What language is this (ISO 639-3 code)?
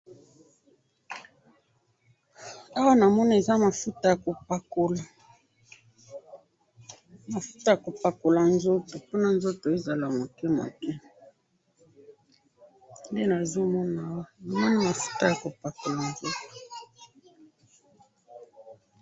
lin